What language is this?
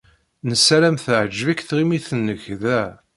Kabyle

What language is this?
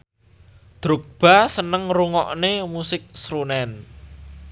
Javanese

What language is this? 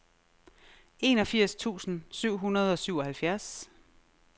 Danish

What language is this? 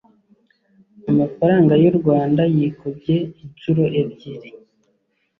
Kinyarwanda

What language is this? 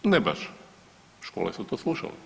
Croatian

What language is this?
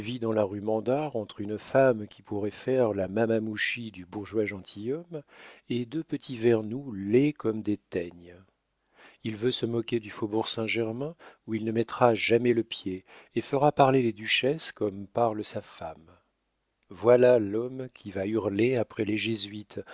French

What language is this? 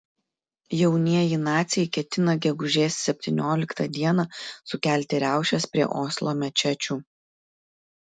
Lithuanian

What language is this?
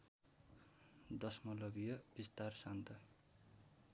Nepali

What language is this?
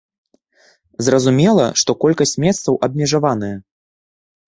Belarusian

